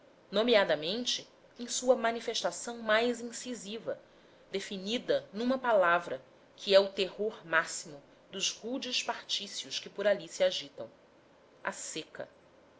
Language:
Portuguese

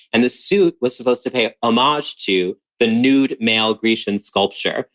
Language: English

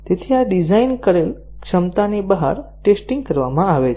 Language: Gujarati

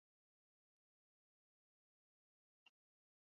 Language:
Basque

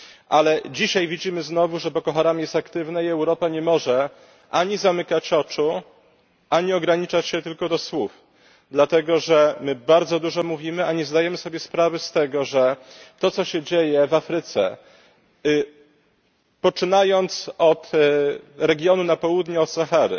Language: Polish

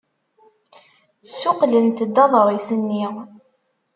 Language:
Kabyle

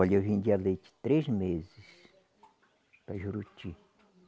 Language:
Portuguese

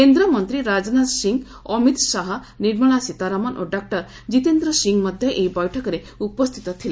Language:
Odia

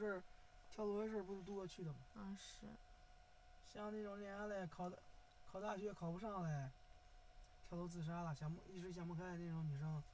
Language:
Chinese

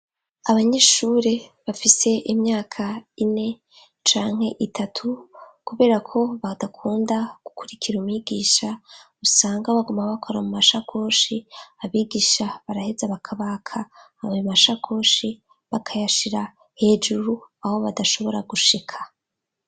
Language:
Rundi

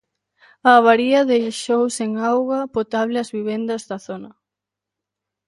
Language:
Galician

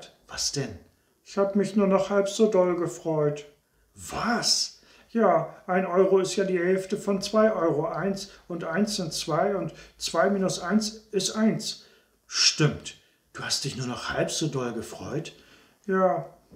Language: German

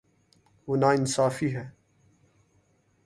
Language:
Urdu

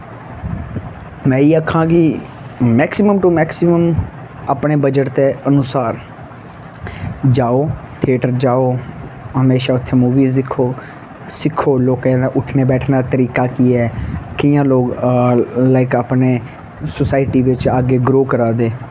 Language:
Dogri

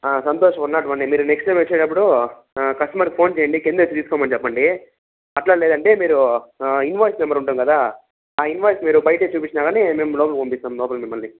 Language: Telugu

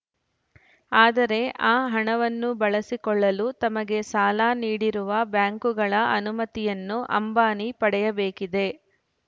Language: Kannada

